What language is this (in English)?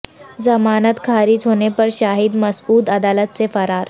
Urdu